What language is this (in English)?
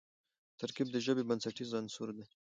Pashto